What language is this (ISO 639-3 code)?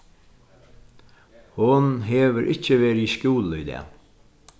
fao